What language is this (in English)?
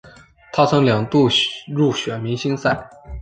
Chinese